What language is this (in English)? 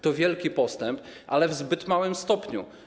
Polish